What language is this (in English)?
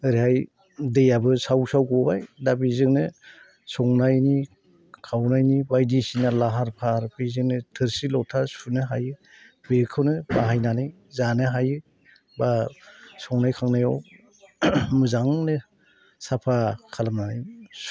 Bodo